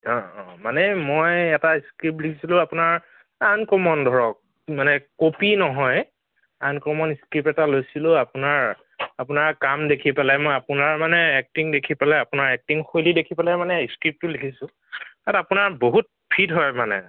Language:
Assamese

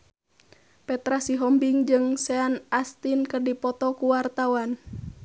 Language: Sundanese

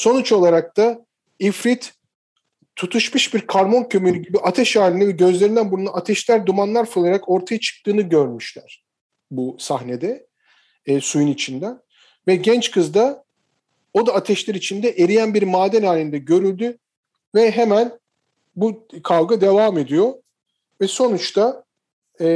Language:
Turkish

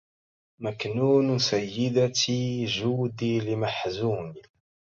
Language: Arabic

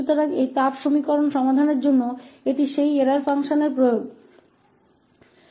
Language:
Hindi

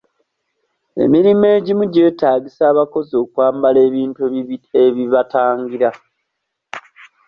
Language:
Ganda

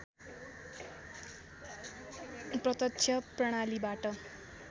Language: Nepali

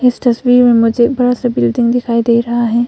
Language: Hindi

